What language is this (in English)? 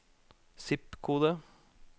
Norwegian